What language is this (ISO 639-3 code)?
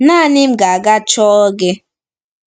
ibo